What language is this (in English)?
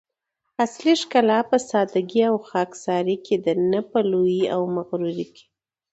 Pashto